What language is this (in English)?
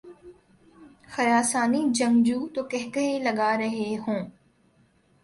Urdu